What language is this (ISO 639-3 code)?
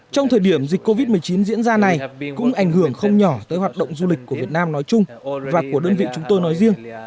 vie